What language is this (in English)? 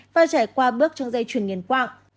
Vietnamese